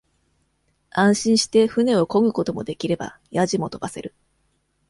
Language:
Japanese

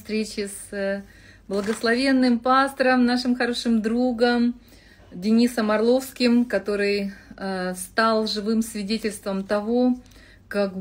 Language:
Russian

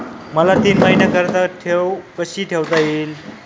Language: Marathi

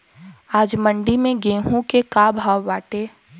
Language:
Bhojpuri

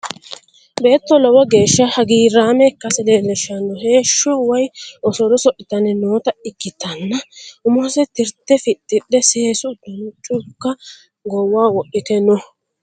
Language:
Sidamo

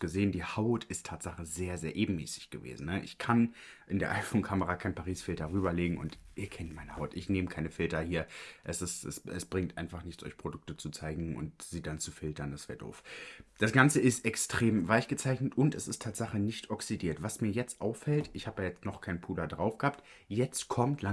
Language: German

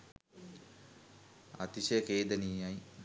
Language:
Sinhala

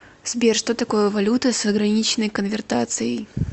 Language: Russian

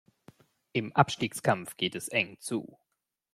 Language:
German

